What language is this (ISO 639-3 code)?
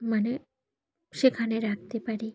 ben